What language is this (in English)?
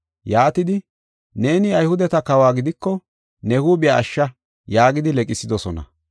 Gofa